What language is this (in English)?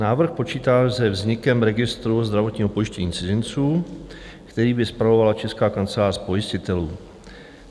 Czech